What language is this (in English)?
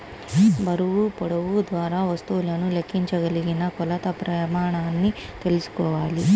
Telugu